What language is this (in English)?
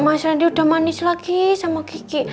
Indonesian